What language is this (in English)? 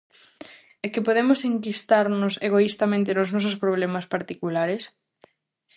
Galician